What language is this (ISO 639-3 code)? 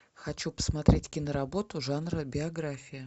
rus